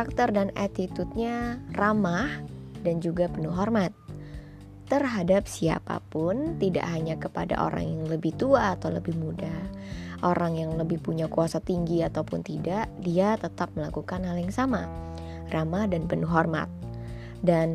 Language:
Indonesian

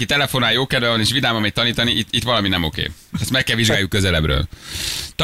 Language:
Hungarian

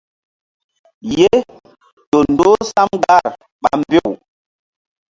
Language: Mbum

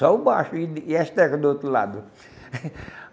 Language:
Portuguese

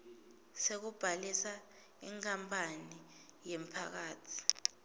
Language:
Swati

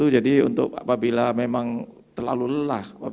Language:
Indonesian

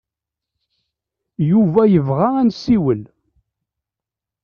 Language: Kabyle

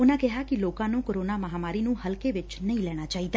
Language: Punjabi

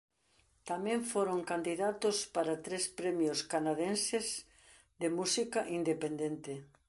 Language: Galician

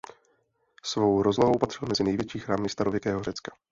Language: Czech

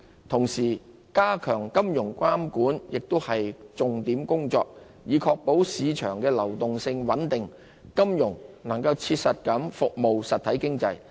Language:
Cantonese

